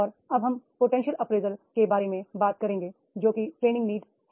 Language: Hindi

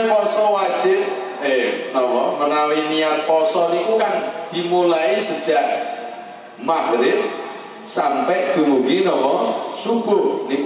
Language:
Indonesian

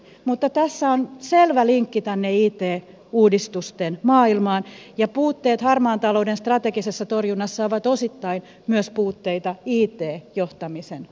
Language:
Finnish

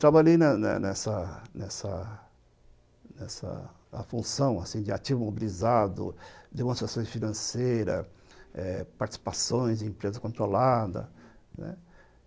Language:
Portuguese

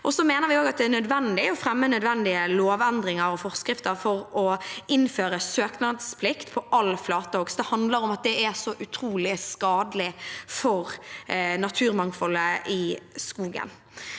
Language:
Norwegian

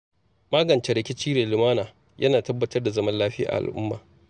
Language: Hausa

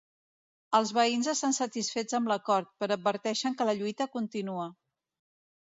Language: Catalan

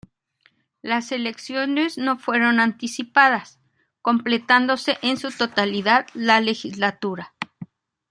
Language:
Spanish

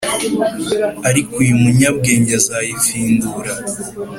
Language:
Kinyarwanda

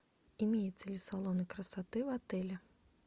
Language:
Russian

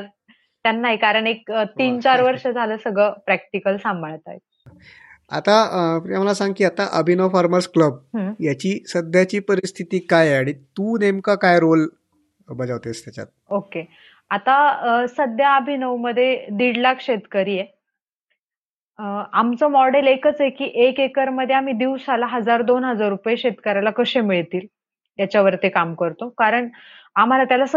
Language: Marathi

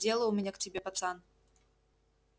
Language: Russian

